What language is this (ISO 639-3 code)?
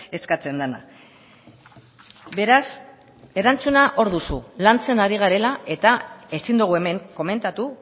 eus